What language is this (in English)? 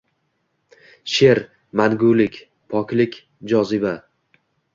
Uzbek